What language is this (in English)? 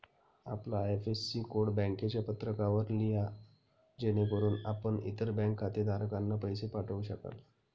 Marathi